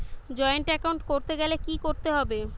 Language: Bangla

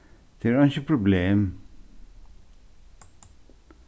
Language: Faroese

